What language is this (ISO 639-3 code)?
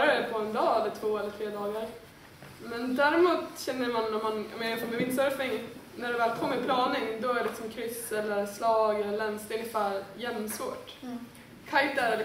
swe